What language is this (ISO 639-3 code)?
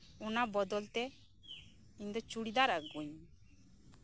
sat